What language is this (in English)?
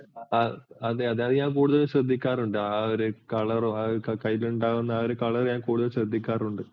Malayalam